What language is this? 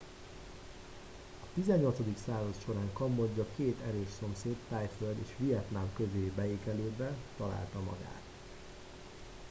Hungarian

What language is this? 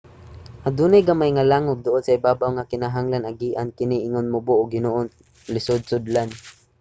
Cebuano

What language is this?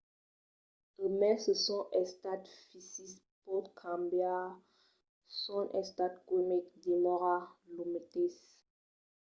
Occitan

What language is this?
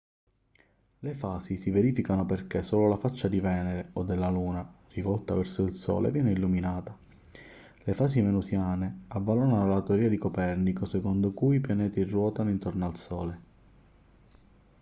Italian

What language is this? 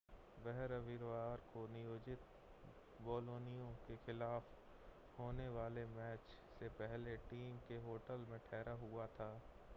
Hindi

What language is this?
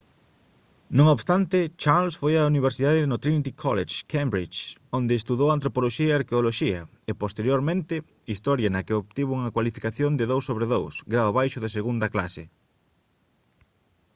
Galician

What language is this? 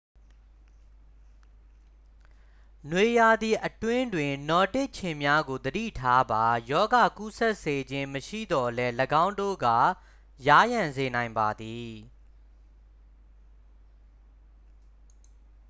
Burmese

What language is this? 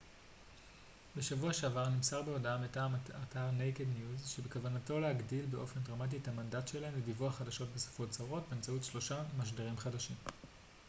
Hebrew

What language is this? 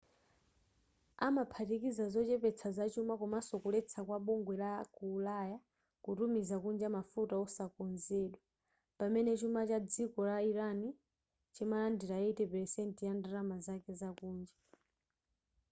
Nyanja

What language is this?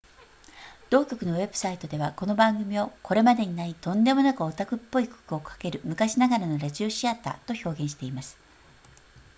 Japanese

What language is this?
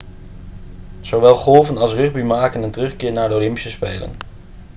Dutch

